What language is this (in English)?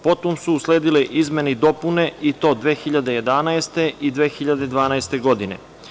Serbian